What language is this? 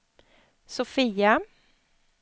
Swedish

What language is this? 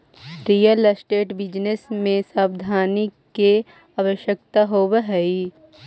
Magahi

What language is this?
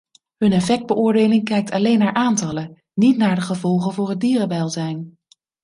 Dutch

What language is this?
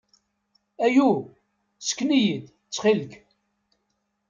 Kabyle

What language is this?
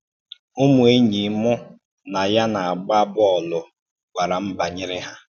Igbo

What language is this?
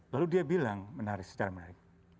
Indonesian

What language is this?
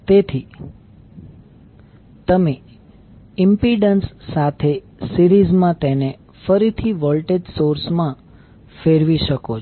Gujarati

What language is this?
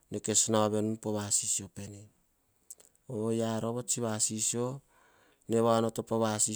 Hahon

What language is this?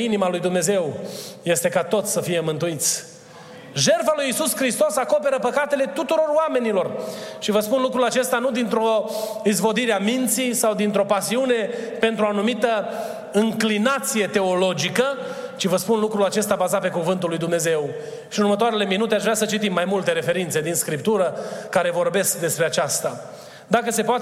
Romanian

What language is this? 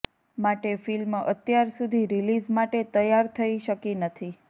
Gujarati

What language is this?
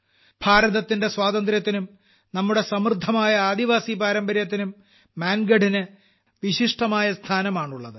Malayalam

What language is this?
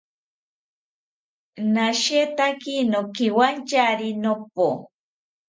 South Ucayali Ashéninka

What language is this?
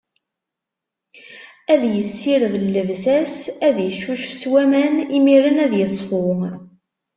Kabyle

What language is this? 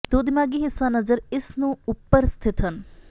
Punjabi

